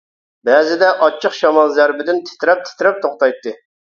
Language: Uyghur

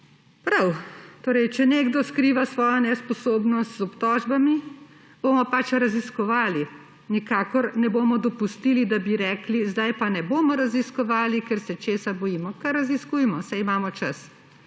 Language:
Slovenian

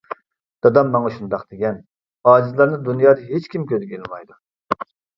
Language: Uyghur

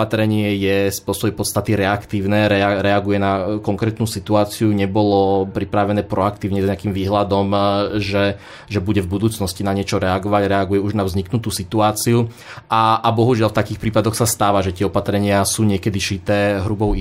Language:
Slovak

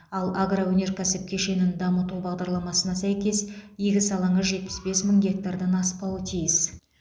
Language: Kazakh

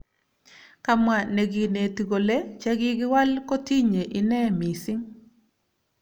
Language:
Kalenjin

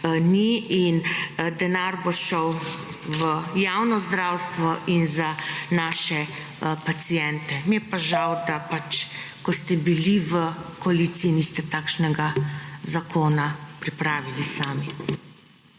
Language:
Slovenian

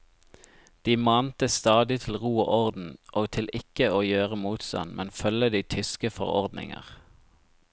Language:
Norwegian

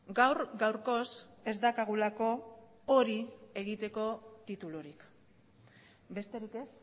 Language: Basque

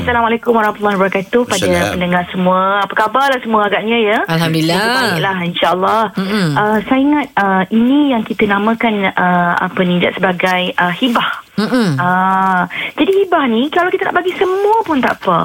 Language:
Malay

